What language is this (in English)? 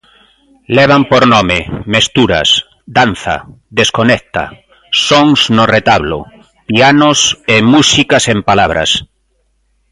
Galician